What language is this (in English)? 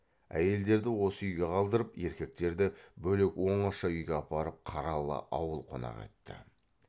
Kazakh